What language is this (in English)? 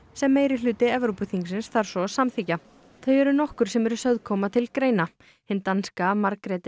Icelandic